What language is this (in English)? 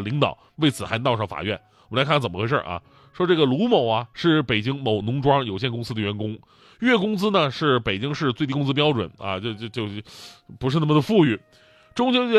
Chinese